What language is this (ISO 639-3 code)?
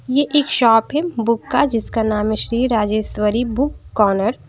hin